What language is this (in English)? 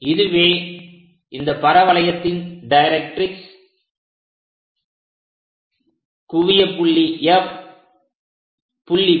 Tamil